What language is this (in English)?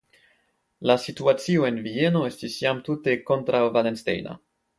Esperanto